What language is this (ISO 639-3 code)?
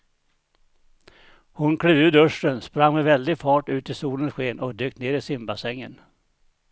swe